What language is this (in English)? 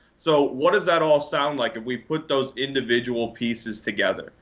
English